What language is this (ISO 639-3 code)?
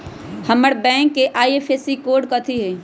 mag